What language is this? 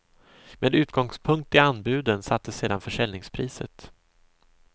Swedish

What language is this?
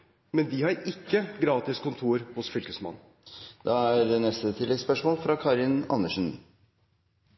Norwegian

